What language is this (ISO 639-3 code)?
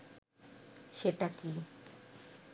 ben